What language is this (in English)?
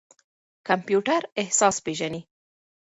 Pashto